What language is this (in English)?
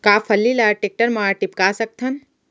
Chhattisgarhi